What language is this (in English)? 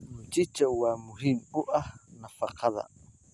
Somali